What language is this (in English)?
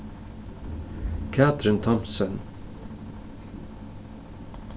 Faroese